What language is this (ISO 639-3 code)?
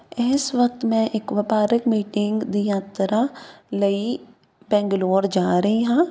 pan